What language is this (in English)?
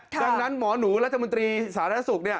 Thai